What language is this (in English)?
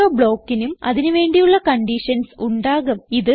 Malayalam